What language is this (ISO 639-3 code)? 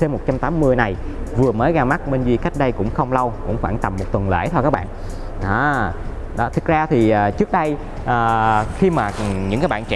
vie